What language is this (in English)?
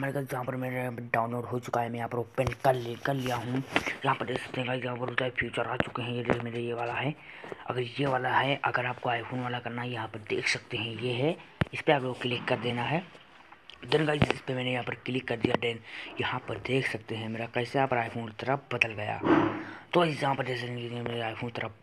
Hindi